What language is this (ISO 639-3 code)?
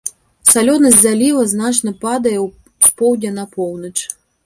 bel